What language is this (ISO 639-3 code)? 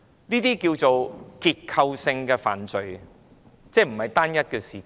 yue